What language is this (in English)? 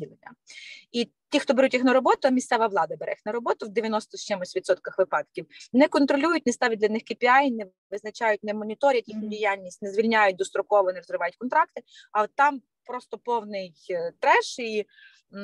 Ukrainian